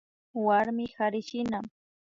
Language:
Imbabura Highland Quichua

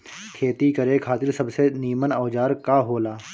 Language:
Bhojpuri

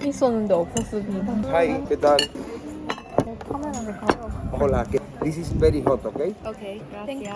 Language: Korean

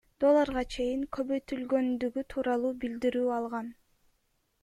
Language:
Kyrgyz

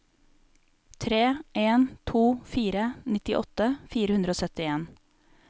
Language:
Norwegian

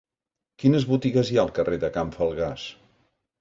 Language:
Catalan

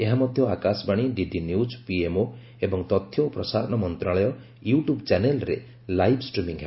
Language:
Odia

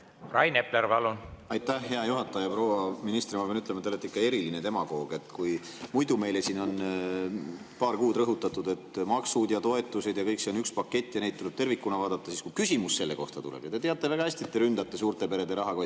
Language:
Estonian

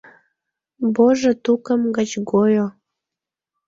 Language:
Mari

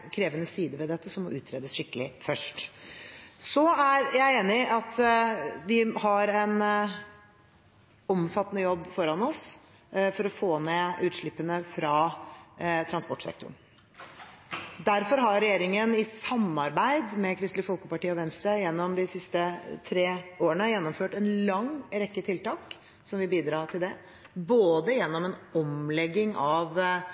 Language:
Norwegian Bokmål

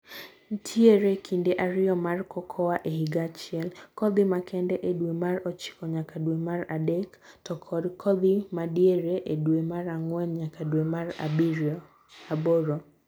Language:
Luo (Kenya and Tanzania)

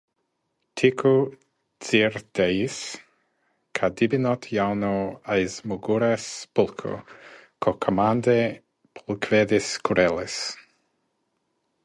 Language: Latvian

